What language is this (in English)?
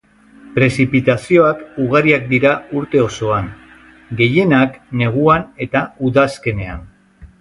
Basque